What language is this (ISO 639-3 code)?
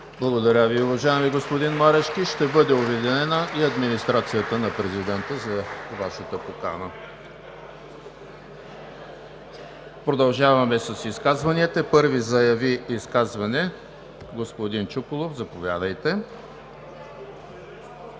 bul